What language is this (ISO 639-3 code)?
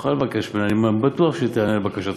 heb